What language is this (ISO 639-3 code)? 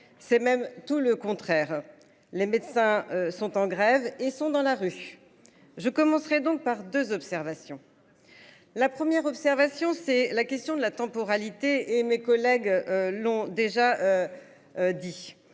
fra